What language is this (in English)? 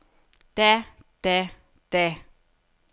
Danish